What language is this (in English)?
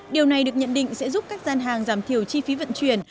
Vietnamese